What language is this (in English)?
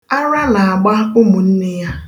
Igbo